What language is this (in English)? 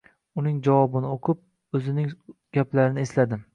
Uzbek